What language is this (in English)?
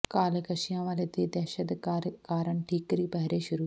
Punjabi